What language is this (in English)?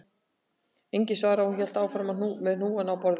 Icelandic